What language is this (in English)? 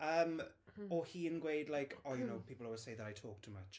Welsh